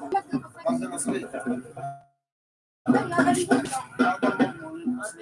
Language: Arabic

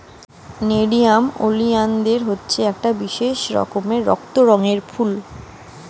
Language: Bangla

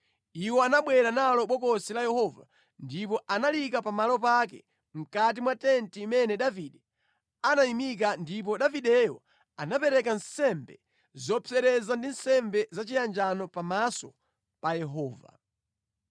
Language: Nyanja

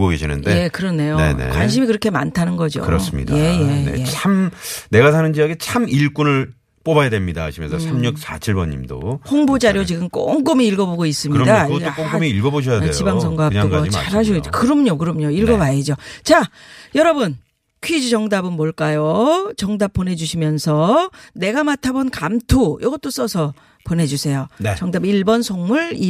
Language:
Korean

